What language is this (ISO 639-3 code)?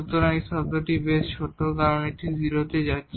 ben